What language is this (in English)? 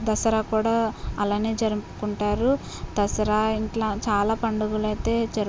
Telugu